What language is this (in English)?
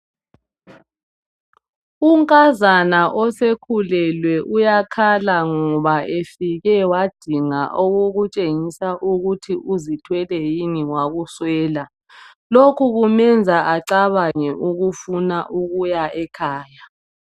North Ndebele